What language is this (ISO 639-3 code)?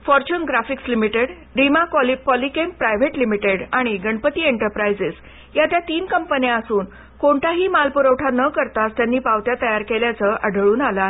mar